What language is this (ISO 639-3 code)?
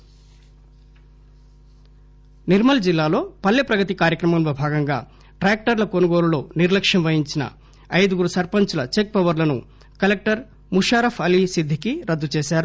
tel